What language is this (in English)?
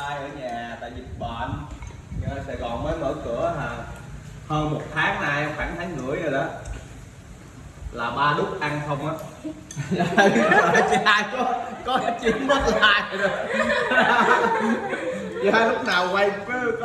Vietnamese